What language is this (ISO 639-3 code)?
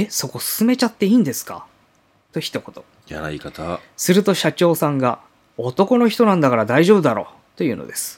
jpn